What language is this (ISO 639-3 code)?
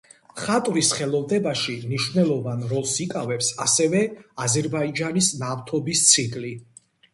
kat